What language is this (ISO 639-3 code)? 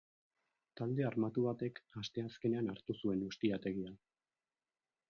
eus